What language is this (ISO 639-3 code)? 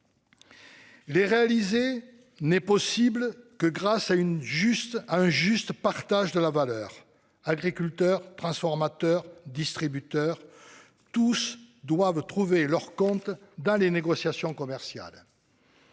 fra